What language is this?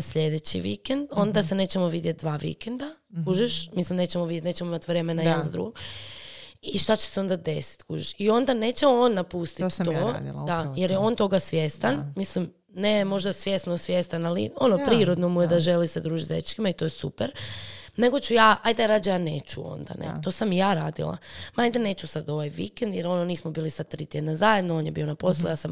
Croatian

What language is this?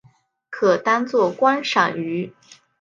Chinese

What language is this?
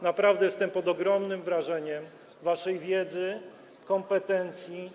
Polish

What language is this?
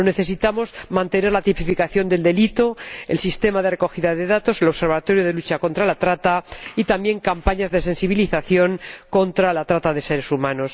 Spanish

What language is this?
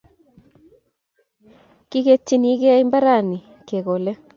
Kalenjin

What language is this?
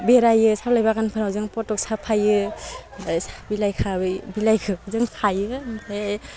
Bodo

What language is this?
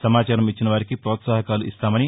Telugu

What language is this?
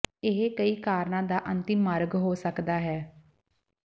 Punjabi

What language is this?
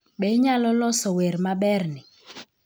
Luo (Kenya and Tanzania)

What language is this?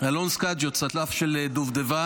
Hebrew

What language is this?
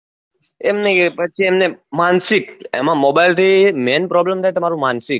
Gujarati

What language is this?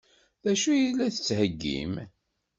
Kabyle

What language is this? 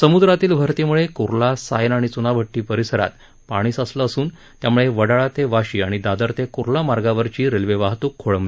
Marathi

